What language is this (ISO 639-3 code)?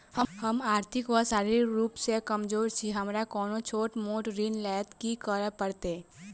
mai